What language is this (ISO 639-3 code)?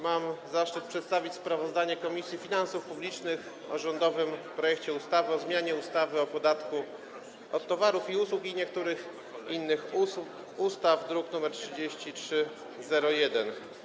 pol